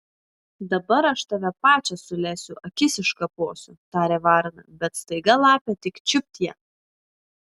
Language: Lithuanian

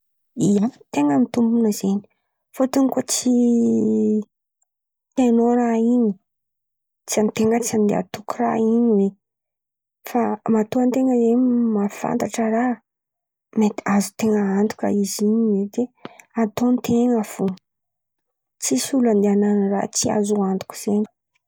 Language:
Antankarana Malagasy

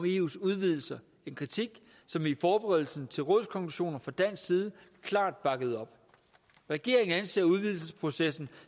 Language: Danish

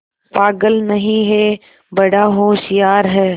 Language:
Hindi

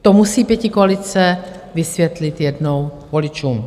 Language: Czech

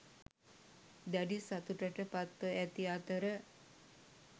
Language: Sinhala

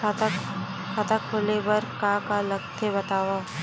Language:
Chhattisgarhi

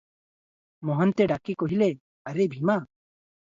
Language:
Odia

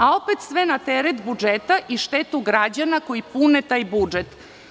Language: Serbian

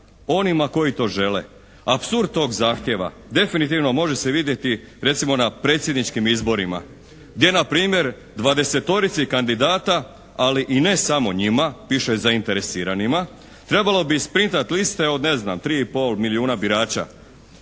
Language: Croatian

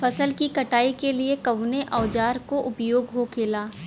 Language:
Bhojpuri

